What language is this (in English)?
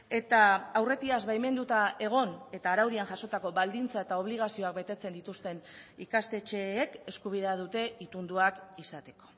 Basque